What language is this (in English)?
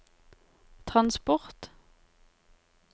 Norwegian